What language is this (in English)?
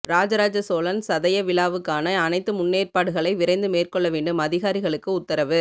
Tamil